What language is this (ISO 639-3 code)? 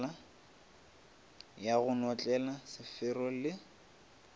nso